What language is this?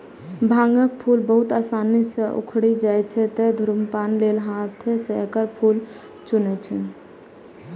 Maithili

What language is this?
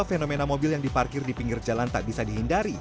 Indonesian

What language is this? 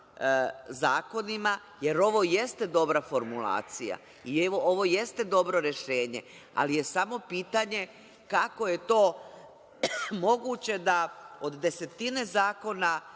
Serbian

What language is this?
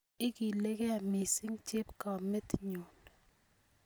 Kalenjin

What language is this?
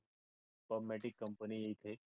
Marathi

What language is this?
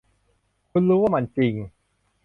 Thai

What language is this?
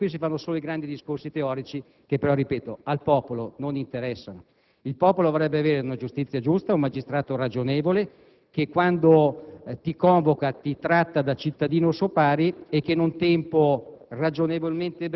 Italian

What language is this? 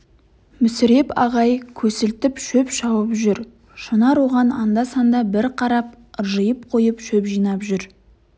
Kazakh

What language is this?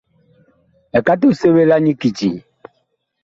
Bakoko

